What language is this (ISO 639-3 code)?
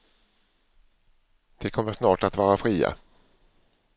swe